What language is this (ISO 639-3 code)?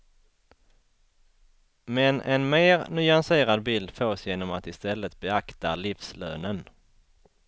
swe